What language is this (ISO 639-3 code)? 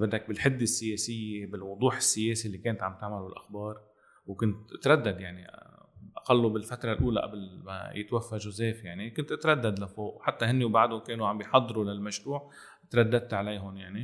ara